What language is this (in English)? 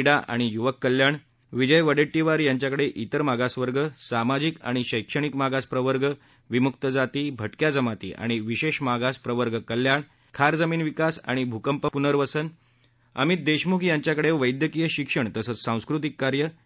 Marathi